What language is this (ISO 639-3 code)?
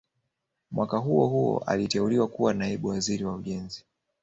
swa